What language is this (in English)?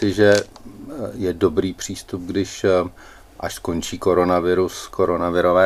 Czech